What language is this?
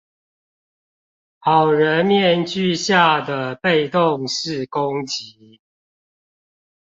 Chinese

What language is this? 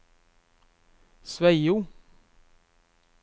Norwegian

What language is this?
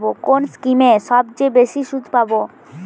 Bangla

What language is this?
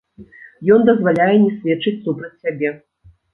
Belarusian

